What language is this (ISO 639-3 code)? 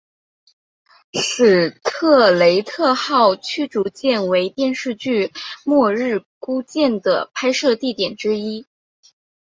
zho